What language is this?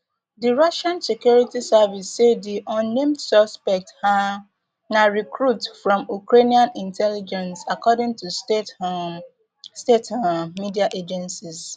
Nigerian Pidgin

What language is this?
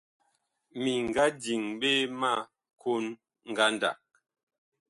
Bakoko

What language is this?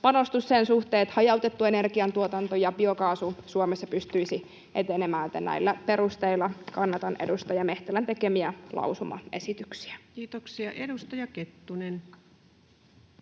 Finnish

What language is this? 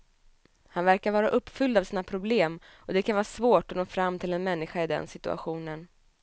Swedish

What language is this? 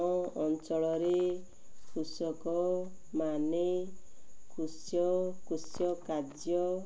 Odia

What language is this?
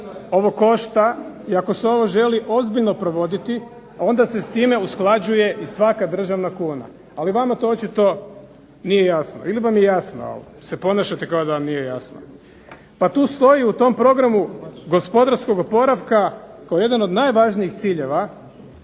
Croatian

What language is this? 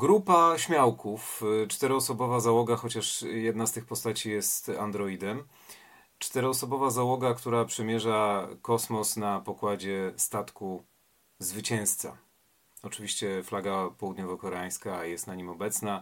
Polish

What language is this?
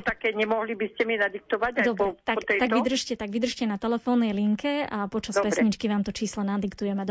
Slovak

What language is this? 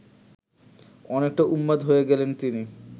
Bangla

